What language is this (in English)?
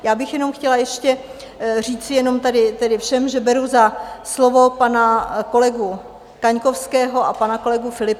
Czech